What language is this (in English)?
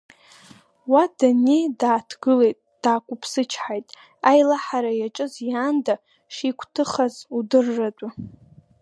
Abkhazian